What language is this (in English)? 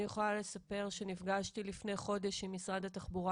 Hebrew